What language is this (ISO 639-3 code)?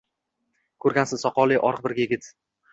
uzb